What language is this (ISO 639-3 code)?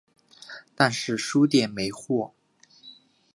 zho